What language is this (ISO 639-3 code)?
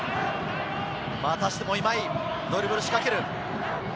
jpn